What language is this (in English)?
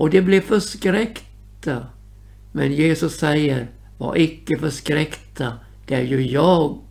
Swedish